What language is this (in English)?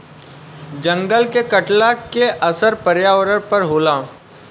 Bhojpuri